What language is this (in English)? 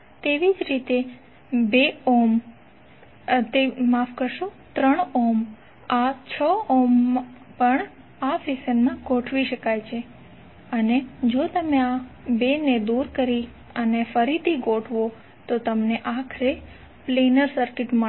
Gujarati